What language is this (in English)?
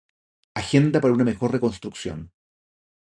Spanish